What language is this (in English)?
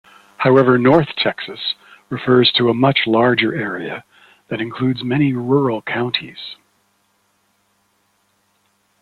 English